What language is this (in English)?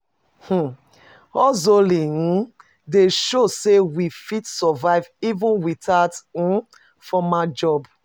Nigerian Pidgin